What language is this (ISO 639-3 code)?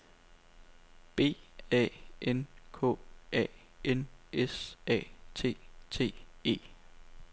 dan